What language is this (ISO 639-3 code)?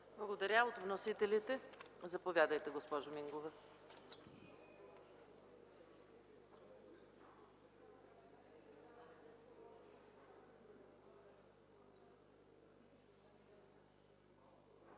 bul